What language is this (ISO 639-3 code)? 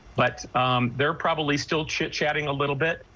eng